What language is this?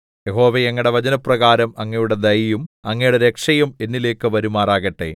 Malayalam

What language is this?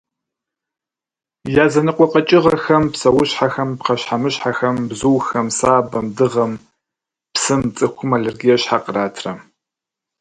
Kabardian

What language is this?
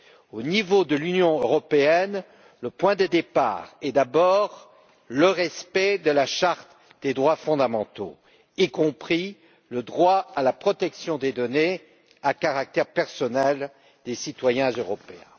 French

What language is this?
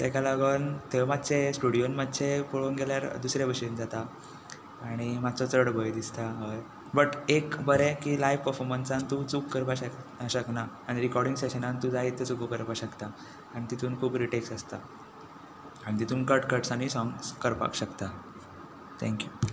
Konkani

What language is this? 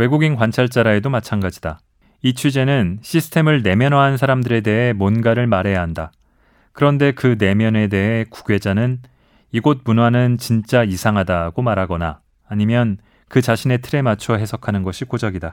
Korean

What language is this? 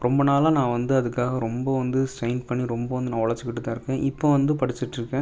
Tamil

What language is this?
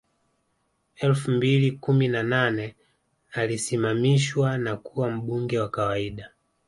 Swahili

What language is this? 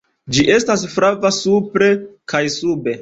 Esperanto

